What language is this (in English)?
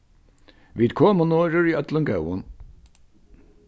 Faroese